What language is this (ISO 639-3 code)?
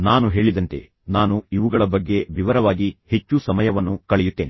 kan